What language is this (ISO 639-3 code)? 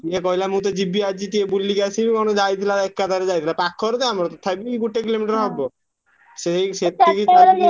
ori